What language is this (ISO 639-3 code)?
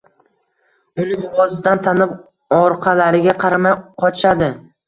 uzb